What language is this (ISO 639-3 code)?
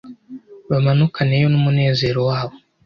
kin